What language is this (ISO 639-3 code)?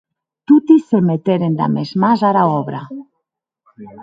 oci